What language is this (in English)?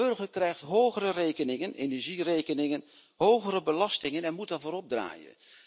Dutch